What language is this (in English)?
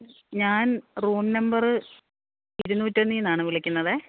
Malayalam